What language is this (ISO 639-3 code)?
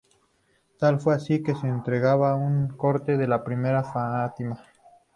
spa